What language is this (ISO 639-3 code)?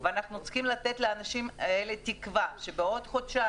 heb